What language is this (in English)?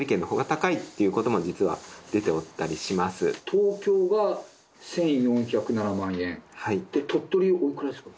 Japanese